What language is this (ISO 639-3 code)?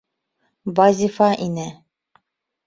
bak